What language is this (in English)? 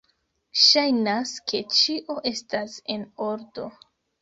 Esperanto